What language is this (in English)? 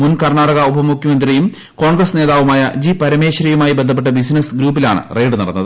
Malayalam